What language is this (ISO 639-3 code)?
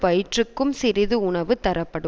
tam